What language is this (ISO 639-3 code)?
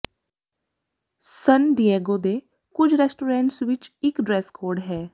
pan